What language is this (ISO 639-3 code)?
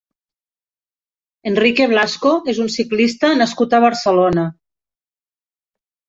cat